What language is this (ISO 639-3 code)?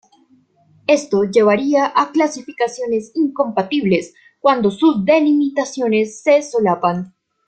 spa